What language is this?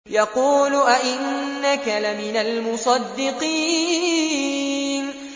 Arabic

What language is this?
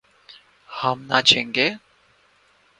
Urdu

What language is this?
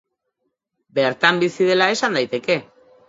Basque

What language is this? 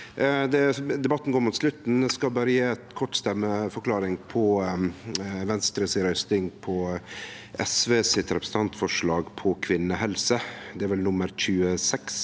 Norwegian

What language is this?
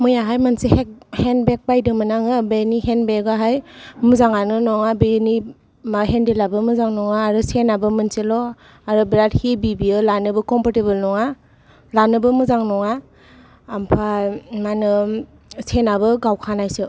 Bodo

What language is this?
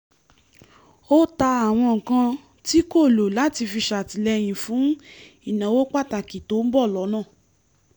Yoruba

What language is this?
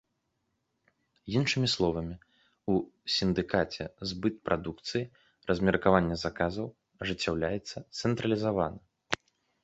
Belarusian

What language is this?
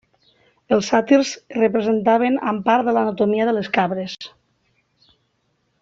Catalan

